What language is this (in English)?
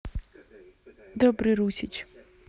Russian